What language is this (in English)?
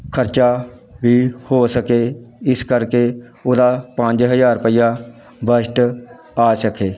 Punjabi